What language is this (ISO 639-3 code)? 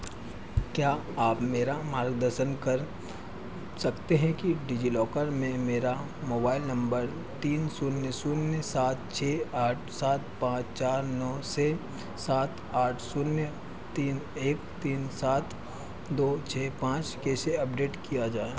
hin